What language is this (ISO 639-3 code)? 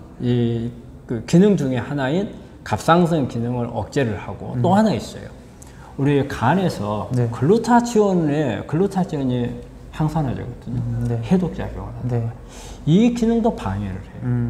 kor